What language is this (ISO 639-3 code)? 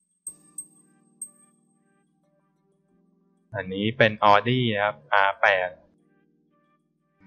tha